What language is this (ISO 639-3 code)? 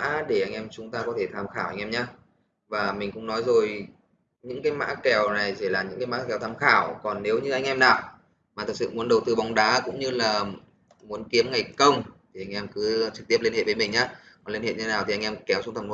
vie